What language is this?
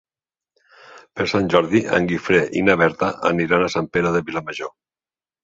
Catalan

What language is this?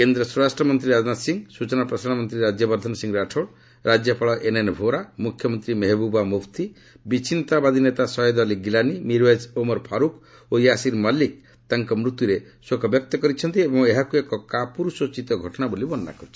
Odia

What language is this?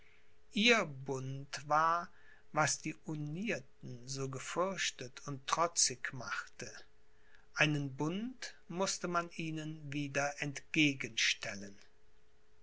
German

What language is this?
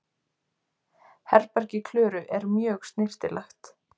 Icelandic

